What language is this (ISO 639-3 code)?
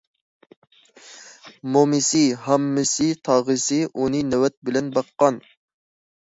uig